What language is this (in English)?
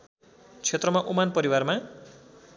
Nepali